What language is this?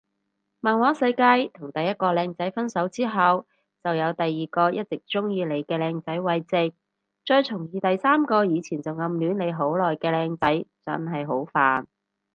Cantonese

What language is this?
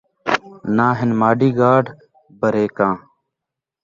Saraiki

